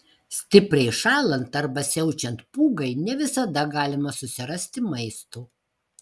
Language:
Lithuanian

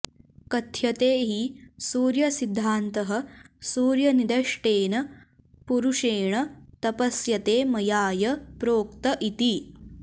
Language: Sanskrit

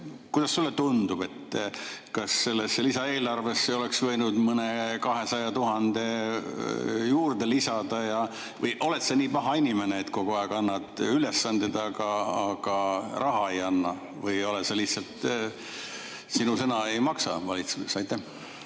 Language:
Estonian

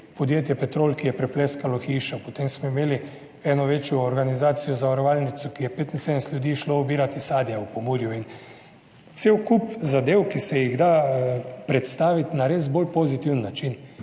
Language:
Slovenian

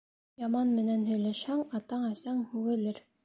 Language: Bashkir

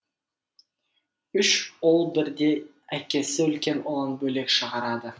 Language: Kazakh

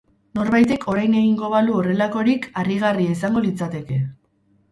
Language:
Basque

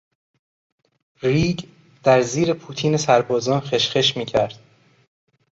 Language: Persian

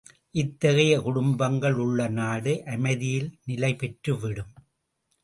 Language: Tamil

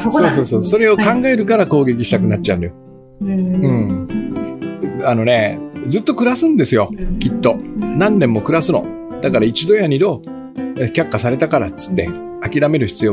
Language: Japanese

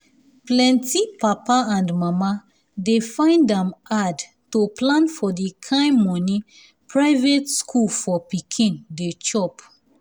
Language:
Nigerian Pidgin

